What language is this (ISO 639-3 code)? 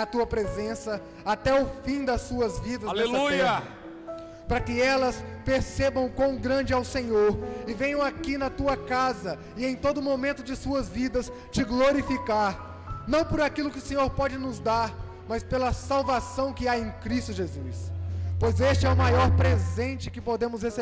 por